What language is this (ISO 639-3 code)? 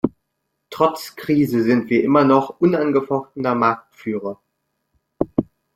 deu